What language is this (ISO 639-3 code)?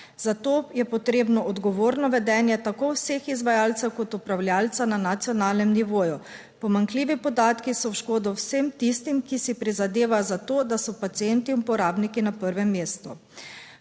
slv